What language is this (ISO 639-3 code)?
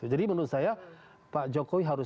ind